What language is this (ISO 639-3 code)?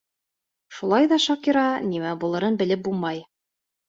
bak